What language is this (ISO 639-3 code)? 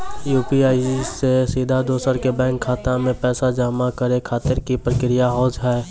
mai